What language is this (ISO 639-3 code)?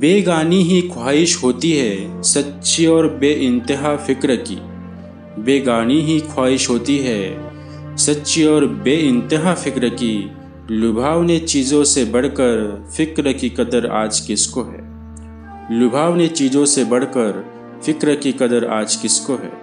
hin